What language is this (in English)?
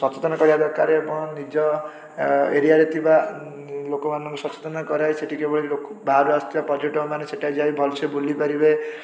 Odia